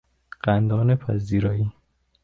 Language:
Persian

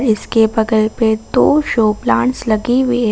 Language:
Hindi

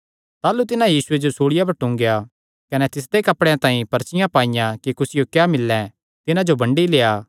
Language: Kangri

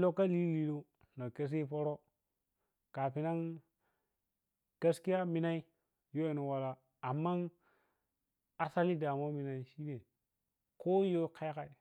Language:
Piya-Kwonci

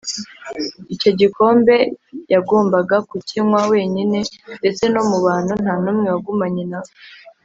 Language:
Kinyarwanda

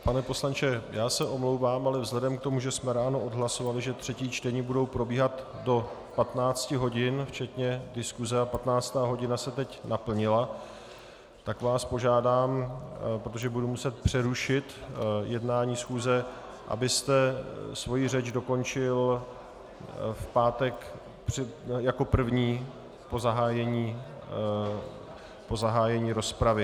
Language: Czech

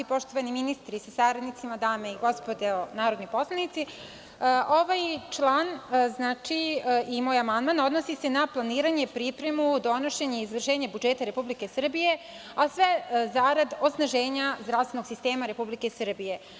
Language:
Serbian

